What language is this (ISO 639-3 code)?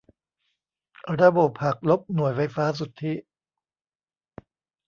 tha